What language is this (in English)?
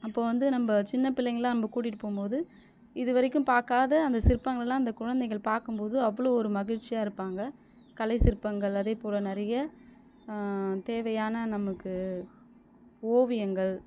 Tamil